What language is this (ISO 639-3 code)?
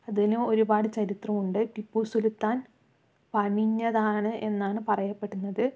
mal